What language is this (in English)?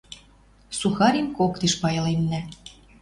Western Mari